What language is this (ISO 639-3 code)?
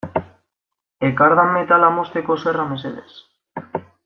eus